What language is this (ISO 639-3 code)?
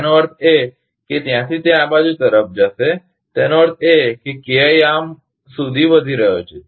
guj